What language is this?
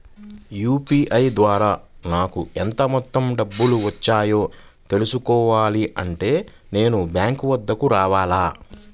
Telugu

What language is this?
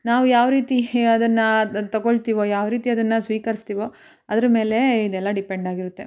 Kannada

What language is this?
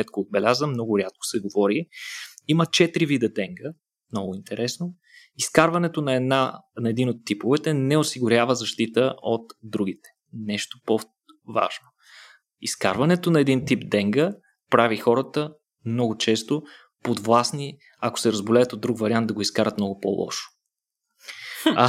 Bulgarian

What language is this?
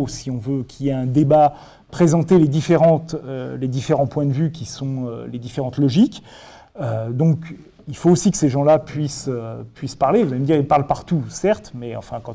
French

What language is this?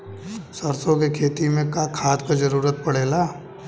Bhojpuri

